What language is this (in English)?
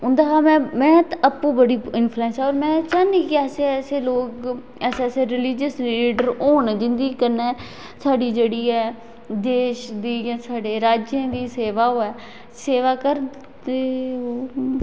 Dogri